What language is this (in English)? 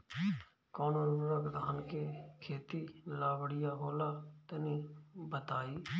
Bhojpuri